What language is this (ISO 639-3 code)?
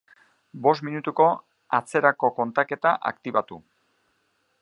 eus